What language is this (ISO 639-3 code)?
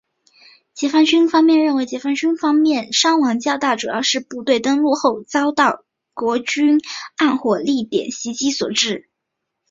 zho